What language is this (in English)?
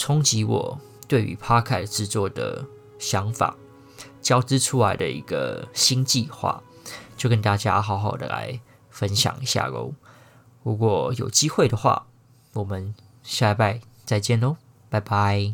Chinese